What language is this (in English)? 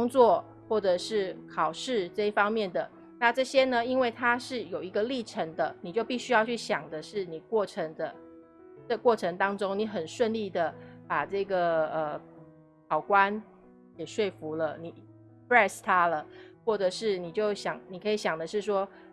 Chinese